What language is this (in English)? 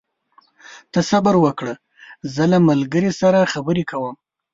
Pashto